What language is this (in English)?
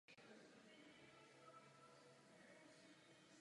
Czech